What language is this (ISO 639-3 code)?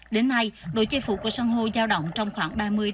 vie